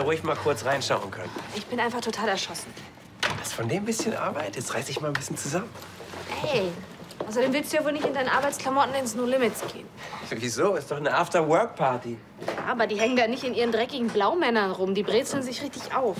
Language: German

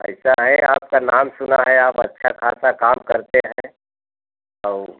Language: Hindi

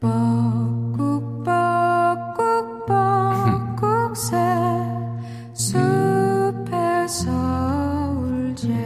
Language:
Korean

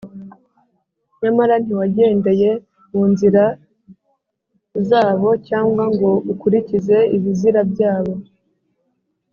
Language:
Kinyarwanda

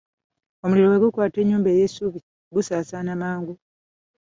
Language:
Ganda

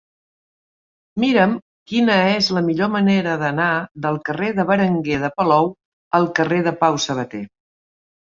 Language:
Catalan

